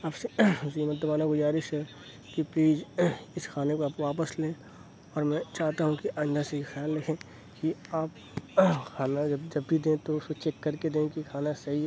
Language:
Urdu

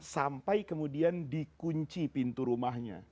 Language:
Indonesian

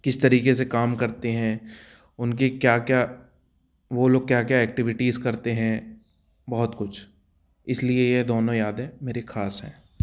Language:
Hindi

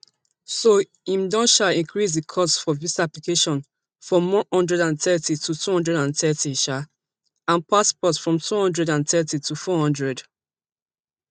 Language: Nigerian Pidgin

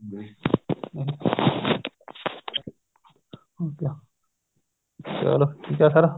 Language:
Punjabi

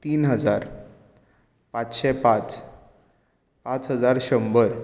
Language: Konkani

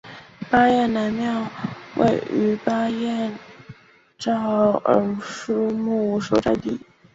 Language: Chinese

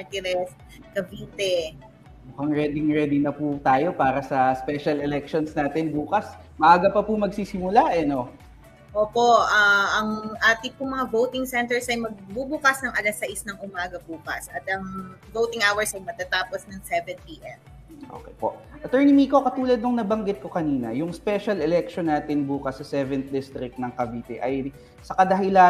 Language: Filipino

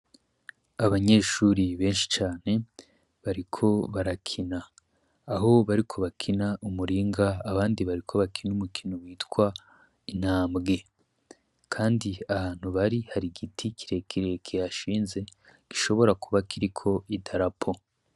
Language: Rundi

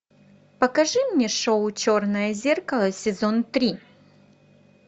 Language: Russian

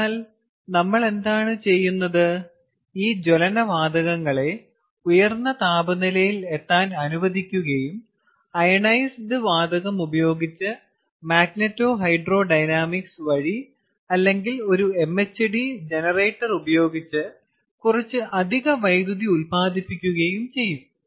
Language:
Malayalam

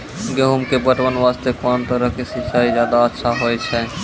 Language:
Maithili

